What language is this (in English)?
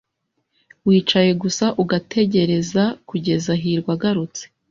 Kinyarwanda